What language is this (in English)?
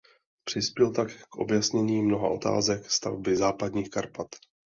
Czech